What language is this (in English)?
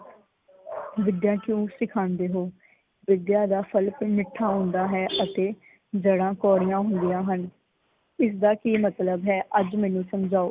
Punjabi